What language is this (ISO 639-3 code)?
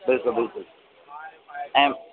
snd